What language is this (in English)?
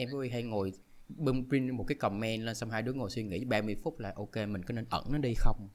Vietnamese